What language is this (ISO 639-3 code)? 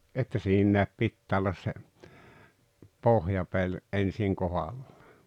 fin